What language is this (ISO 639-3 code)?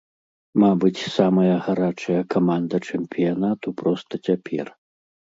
bel